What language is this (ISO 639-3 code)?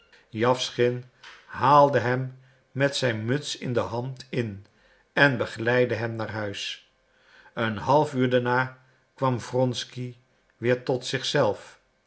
nld